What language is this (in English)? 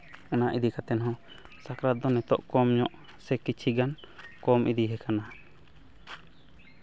Santali